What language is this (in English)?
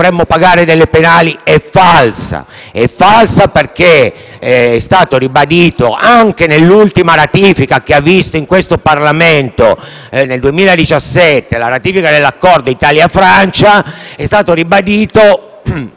Italian